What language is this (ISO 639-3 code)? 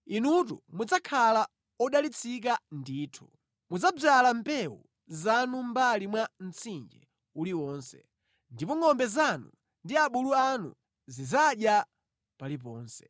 nya